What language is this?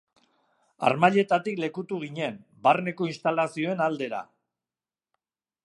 Basque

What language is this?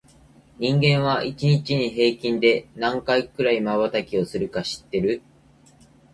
Japanese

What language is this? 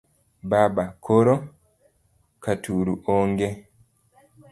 Luo (Kenya and Tanzania)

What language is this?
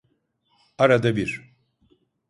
Turkish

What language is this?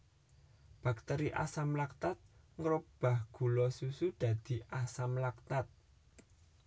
Javanese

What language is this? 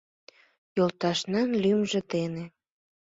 Mari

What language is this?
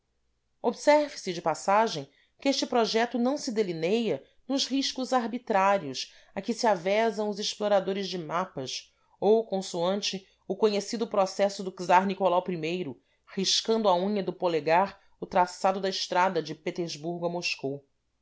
Portuguese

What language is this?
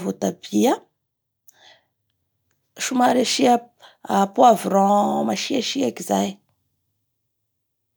Bara Malagasy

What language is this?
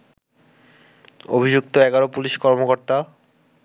Bangla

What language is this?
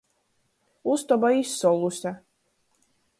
Latgalian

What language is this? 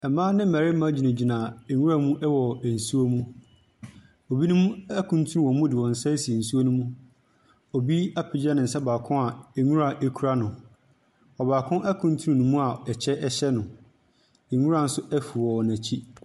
Akan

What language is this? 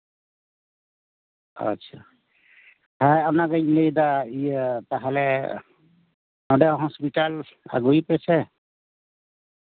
Santali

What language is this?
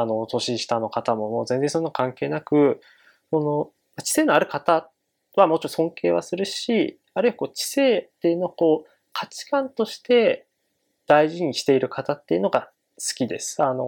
Japanese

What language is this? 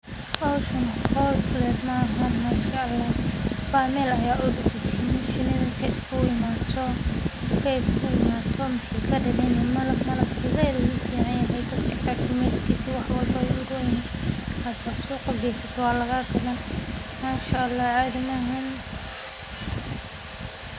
Somali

